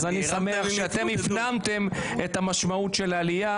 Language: Hebrew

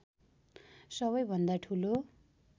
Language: Nepali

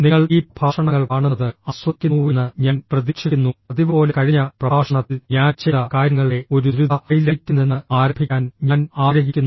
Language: Malayalam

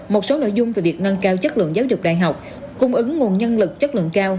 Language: Vietnamese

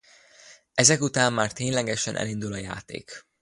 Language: Hungarian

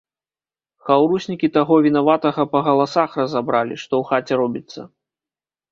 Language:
Belarusian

